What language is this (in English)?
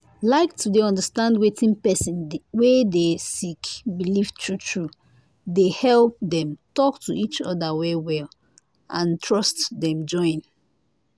Nigerian Pidgin